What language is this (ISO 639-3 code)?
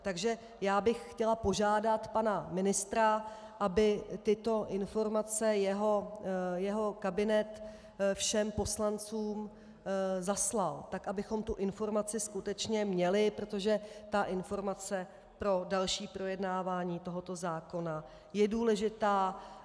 ces